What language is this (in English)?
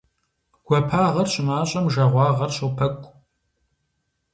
Kabardian